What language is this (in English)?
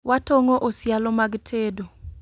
Luo (Kenya and Tanzania)